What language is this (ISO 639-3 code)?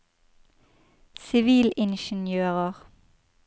nor